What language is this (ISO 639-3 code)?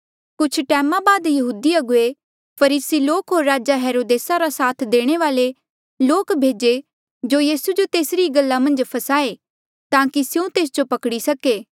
mjl